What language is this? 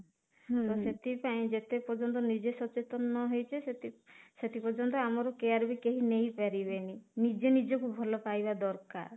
Odia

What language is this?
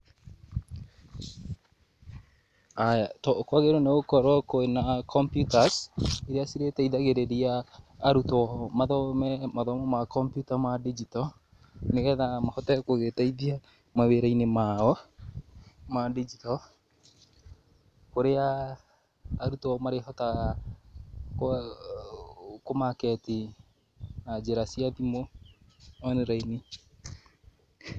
Kikuyu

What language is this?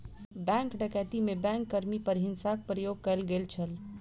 Maithili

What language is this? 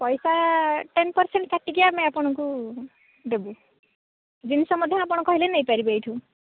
Odia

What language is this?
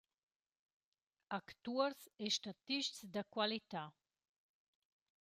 Romansh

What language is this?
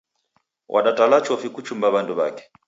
Taita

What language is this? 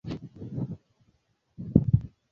Swahili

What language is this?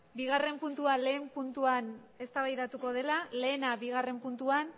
Basque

